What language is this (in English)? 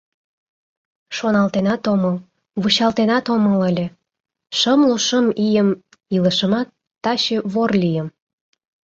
Mari